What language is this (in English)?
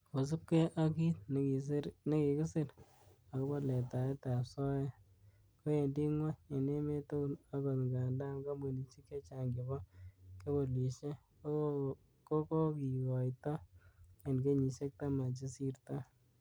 Kalenjin